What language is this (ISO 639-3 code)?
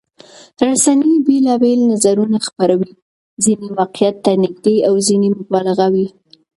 pus